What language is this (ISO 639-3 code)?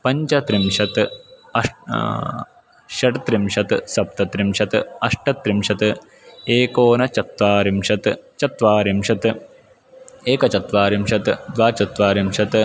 san